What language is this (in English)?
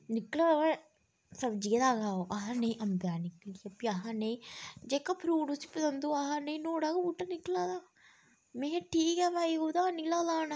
Dogri